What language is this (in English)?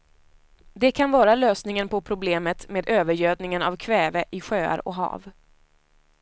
Swedish